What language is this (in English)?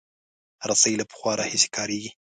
Pashto